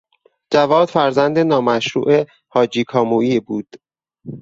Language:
Persian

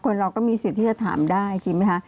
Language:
Thai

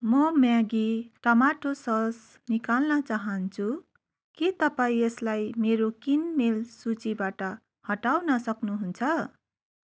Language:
Nepali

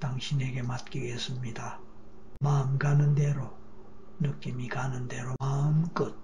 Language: Korean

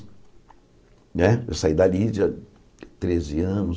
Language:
Portuguese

